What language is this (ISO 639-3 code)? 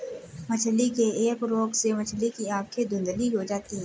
hin